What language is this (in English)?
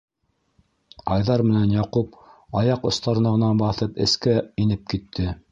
Bashkir